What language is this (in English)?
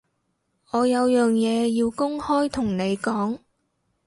Cantonese